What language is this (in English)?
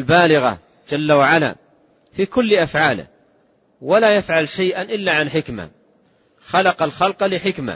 Arabic